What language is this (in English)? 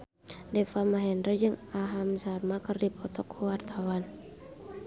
Sundanese